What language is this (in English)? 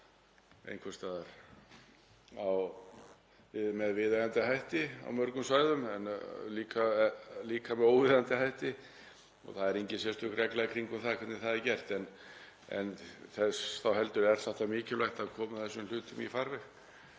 Icelandic